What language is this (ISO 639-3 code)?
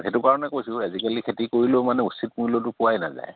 asm